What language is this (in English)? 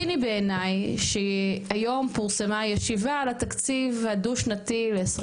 Hebrew